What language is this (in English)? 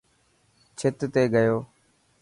Dhatki